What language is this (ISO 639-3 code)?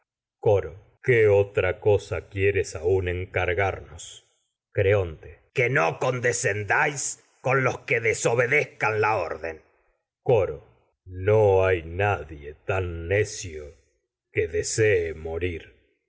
spa